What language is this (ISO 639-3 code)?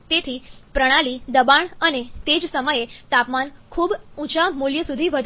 guj